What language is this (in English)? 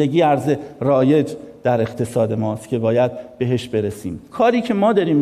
Persian